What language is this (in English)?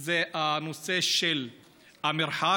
Hebrew